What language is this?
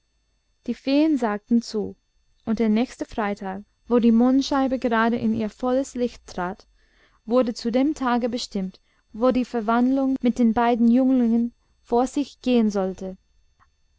German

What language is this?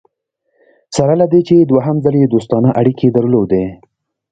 Pashto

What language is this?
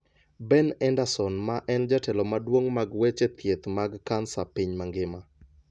Luo (Kenya and Tanzania)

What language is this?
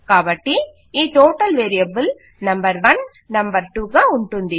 Telugu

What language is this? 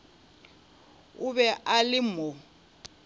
Northern Sotho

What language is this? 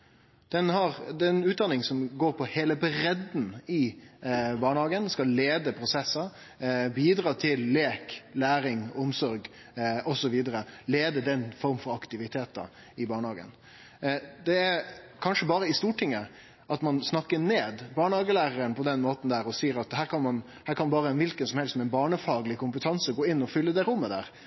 Norwegian Nynorsk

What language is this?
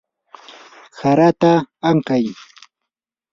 Yanahuanca Pasco Quechua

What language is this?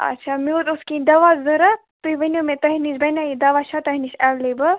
Kashmiri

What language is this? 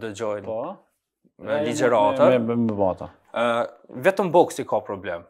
Romanian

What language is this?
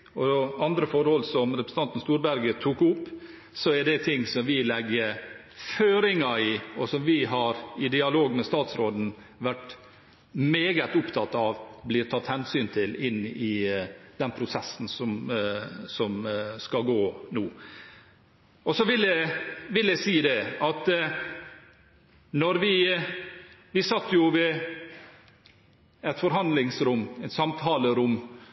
Norwegian Bokmål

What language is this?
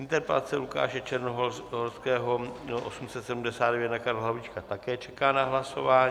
Czech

